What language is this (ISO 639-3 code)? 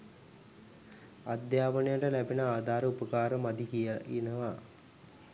sin